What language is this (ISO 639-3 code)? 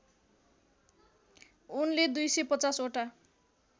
nep